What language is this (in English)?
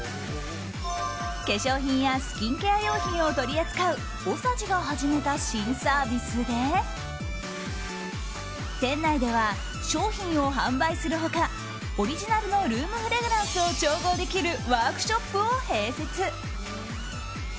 Japanese